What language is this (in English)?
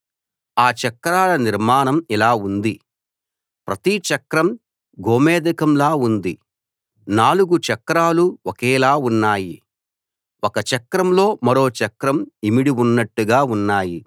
Telugu